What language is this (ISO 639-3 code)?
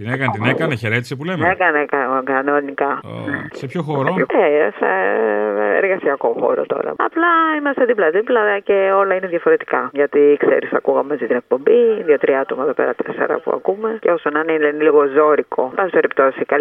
ell